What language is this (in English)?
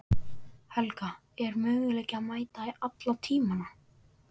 Icelandic